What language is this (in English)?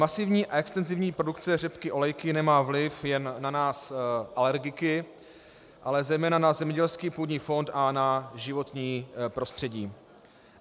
Czech